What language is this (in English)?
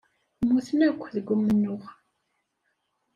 Kabyle